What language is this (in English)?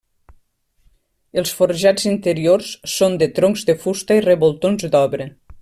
Catalan